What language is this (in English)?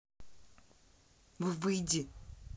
Russian